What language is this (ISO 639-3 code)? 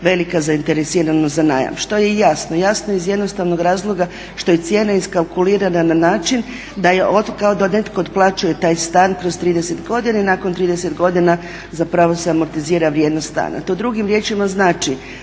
hrv